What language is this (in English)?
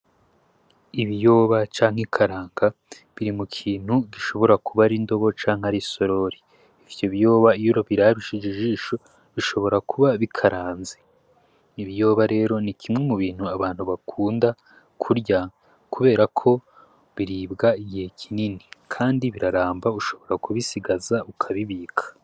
Rundi